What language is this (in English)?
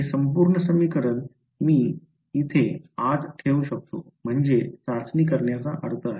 Marathi